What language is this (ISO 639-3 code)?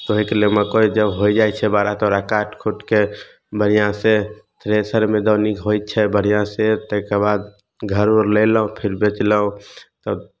mai